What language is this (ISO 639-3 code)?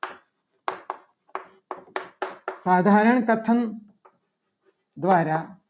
guj